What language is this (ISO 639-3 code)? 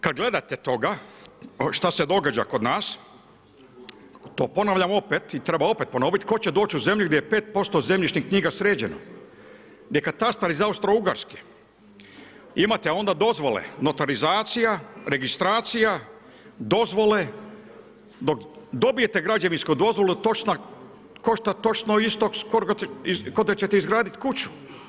hrv